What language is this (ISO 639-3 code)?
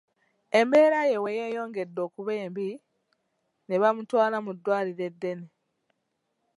lug